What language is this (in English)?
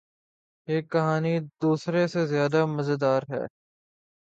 Urdu